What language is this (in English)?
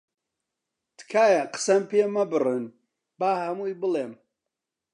Central Kurdish